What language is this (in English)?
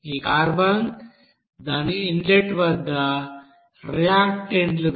Telugu